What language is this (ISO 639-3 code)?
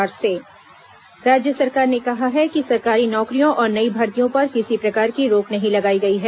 hin